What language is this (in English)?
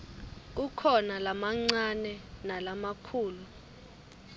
Swati